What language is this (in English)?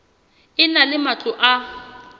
Southern Sotho